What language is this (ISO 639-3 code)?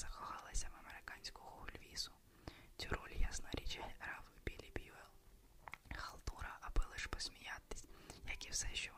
ukr